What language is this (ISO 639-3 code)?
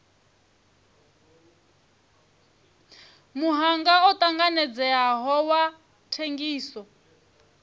ven